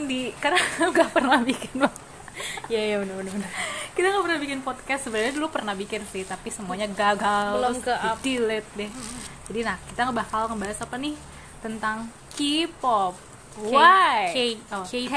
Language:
Indonesian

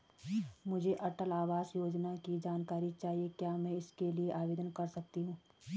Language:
Hindi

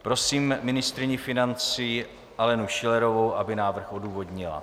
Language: Czech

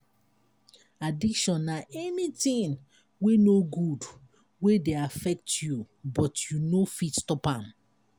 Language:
Nigerian Pidgin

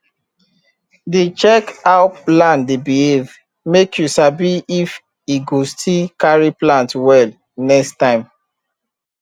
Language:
Nigerian Pidgin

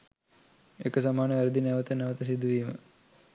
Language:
Sinhala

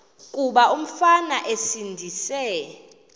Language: Xhosa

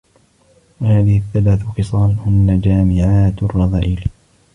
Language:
Arabic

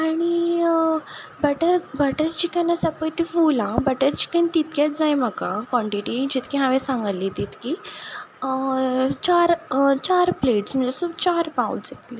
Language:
Konkani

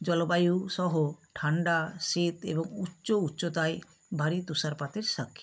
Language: Bangla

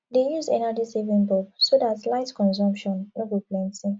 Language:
Nigerian Pidgin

